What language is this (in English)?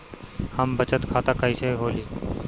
Bhojpuri